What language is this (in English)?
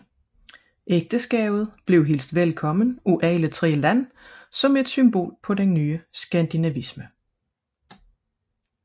Danish